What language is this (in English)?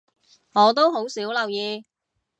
Cantonese